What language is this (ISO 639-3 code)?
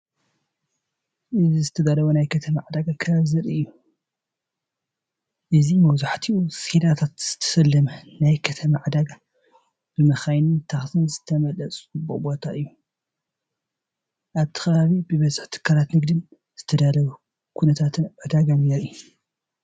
tir